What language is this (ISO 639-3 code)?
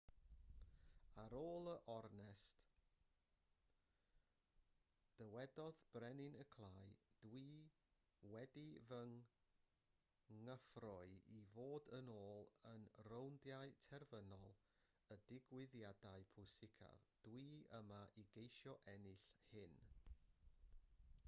cym